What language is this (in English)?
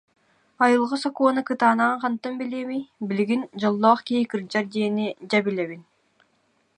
Yakut